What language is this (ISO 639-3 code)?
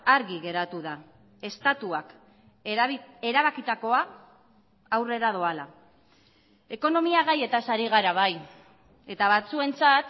eus